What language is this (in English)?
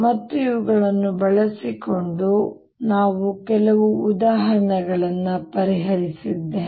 Kannada